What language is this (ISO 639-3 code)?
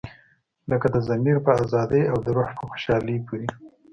pus